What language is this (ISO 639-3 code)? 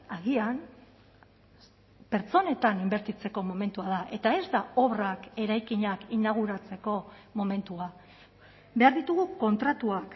eus